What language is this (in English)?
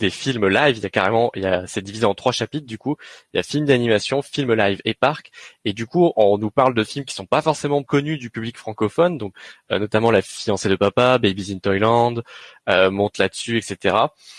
French